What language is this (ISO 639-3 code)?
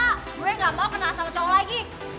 ind